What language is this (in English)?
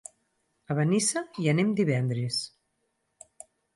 Catalan